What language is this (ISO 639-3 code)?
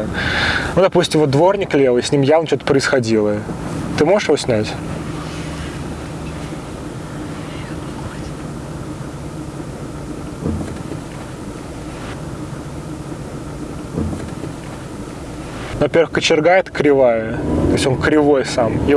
rus